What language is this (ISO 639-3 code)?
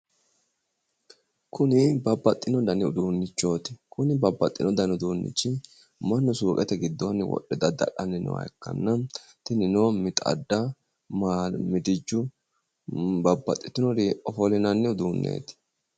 sid